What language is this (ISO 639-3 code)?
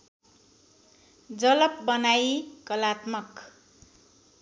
nep